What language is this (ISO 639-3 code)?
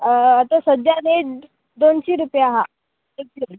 kok